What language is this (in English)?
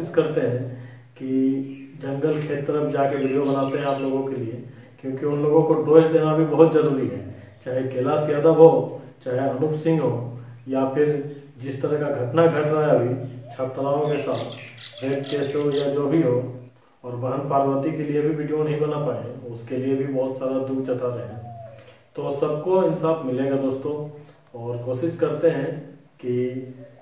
Hindi